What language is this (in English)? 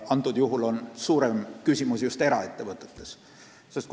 Estonian